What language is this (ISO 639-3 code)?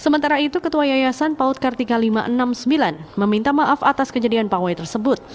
ind